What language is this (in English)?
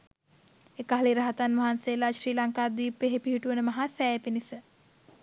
Sinhala